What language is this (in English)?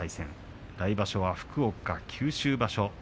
Japanese